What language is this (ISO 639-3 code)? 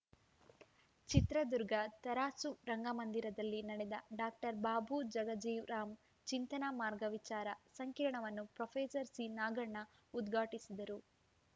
kan